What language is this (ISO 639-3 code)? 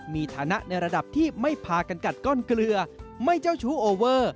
tha